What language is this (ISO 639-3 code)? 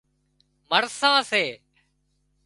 kxp